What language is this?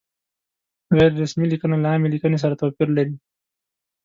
Pashto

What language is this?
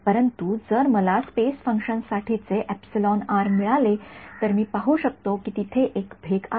Marathi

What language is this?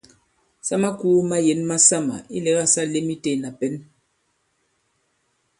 Bankon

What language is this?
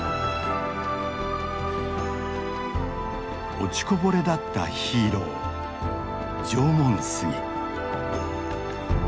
Japanese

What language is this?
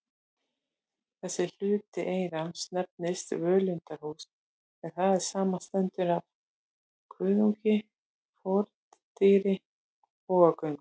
Icelandic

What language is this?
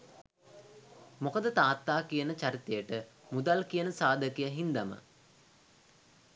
Sinhala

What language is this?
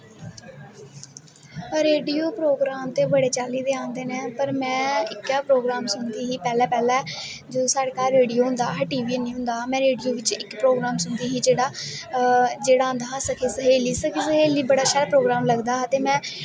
Dogri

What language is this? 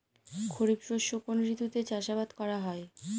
Bangla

